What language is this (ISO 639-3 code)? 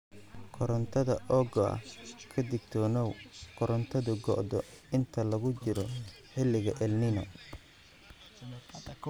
som